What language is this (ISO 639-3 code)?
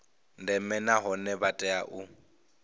ven